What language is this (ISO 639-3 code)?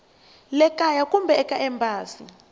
tso